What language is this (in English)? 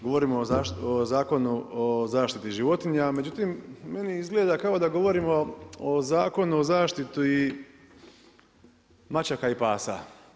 Croatian